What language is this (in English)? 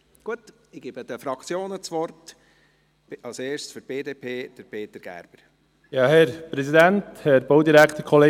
Swiss German